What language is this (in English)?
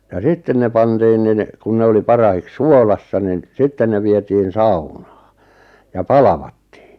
Finnish